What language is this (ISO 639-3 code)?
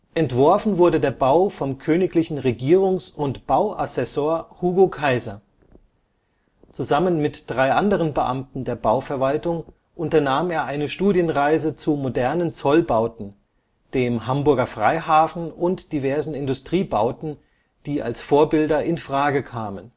deu